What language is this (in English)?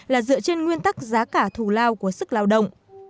Vietnamese